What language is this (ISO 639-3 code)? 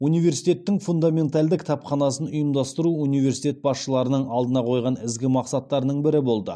kaz